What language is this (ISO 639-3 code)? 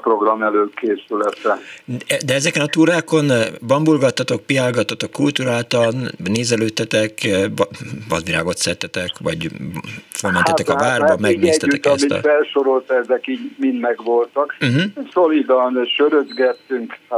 hun